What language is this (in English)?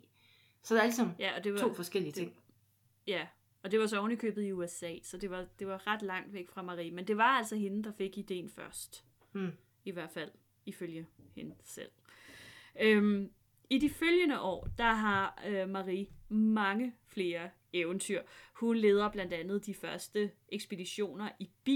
Danish